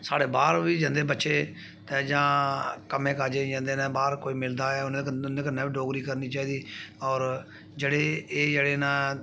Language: Dogri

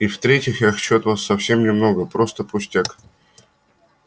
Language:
Russian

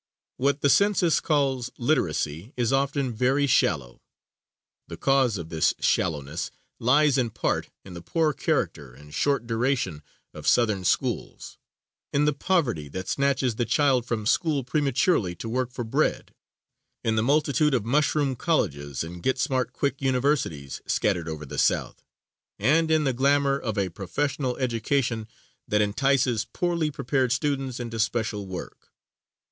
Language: English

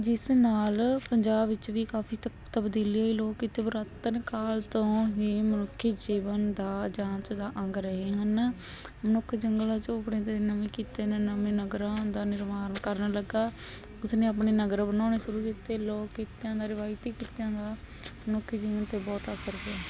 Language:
Punjabi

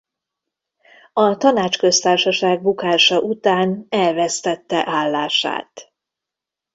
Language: Hungarian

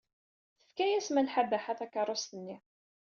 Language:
Kabyle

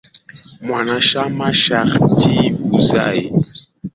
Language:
Swahili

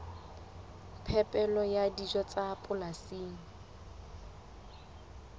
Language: Southern Sotho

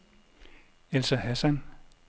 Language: Danish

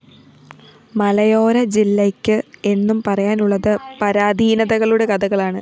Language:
Malayalam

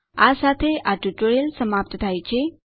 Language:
Gujarati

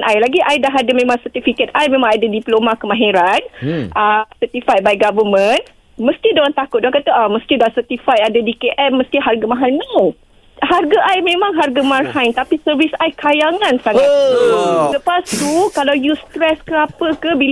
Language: Malay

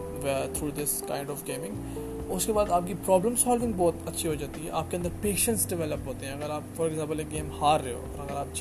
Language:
Urdu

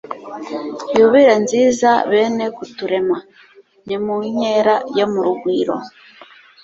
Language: Kinyarwanda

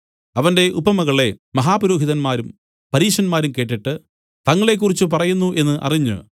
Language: Malayalam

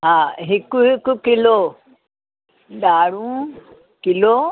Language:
Sindhi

